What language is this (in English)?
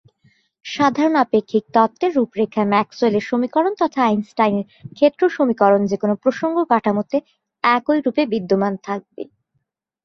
Bangla